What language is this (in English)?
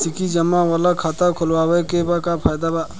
Bhojpuri